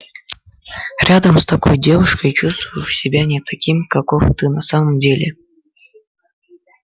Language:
Russian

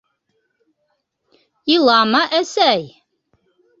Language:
Bashkir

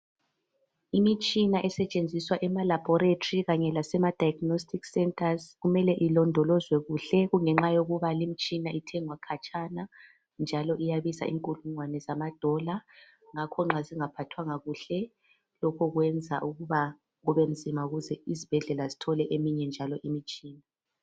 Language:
North Ndebele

